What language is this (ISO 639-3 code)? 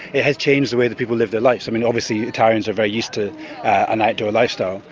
eng